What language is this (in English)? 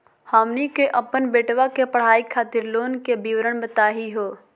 Magahi